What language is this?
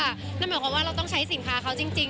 Thai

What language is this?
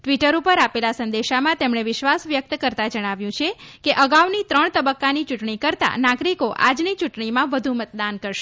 Gujarati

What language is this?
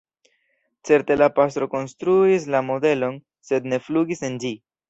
Esperanto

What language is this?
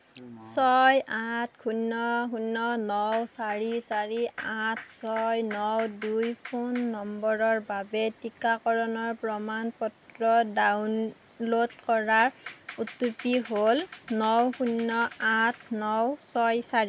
Assamese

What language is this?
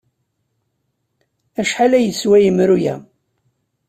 Kabyle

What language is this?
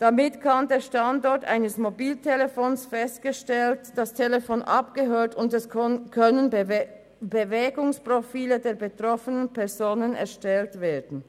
Swiss German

